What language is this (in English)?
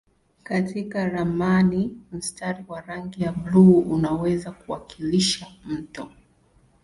Swahili